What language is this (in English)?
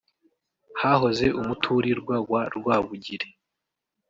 Kinyarwanda